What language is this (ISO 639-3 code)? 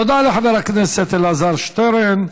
heb